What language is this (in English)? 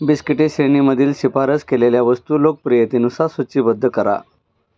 Marathi